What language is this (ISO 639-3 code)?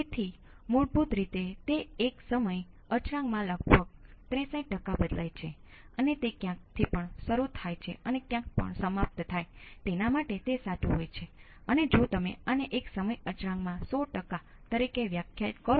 guj